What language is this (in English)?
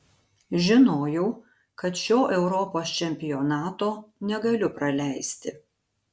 Lithuanian